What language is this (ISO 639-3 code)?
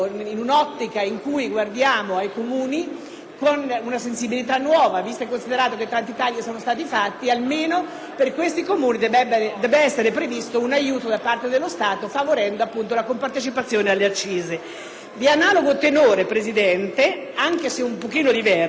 ita